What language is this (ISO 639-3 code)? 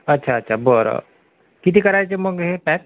mar